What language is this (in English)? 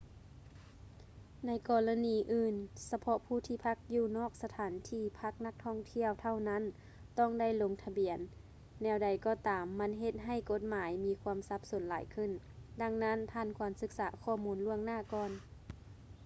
Lao